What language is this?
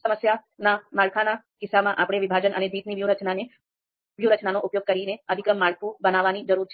Gujarati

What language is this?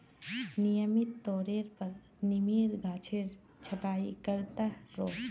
Magahi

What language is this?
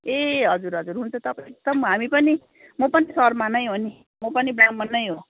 Nepali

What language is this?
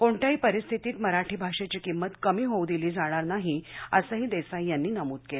Marathi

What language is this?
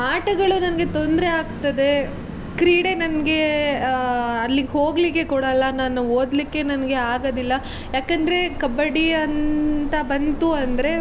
Kannada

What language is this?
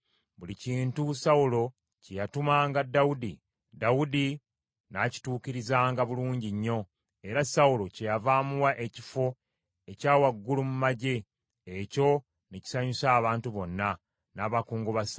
Ganda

